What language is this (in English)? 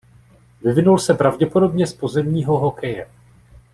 Czech